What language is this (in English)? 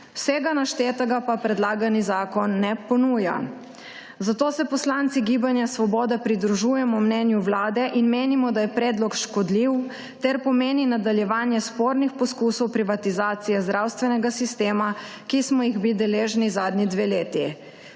Slovenian